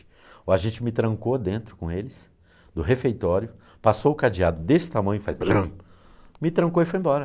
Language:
Portuguese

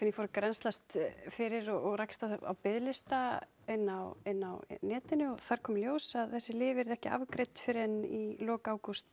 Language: Icelandic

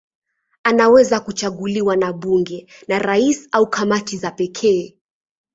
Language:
Swahili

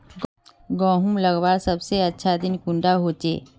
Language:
Magahi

